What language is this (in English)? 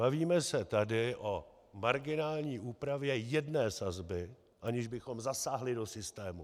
Czech